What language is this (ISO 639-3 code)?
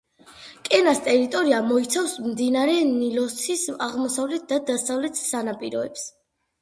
kat